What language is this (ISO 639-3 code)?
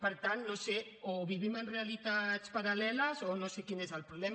cat